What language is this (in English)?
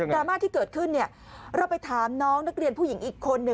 Thai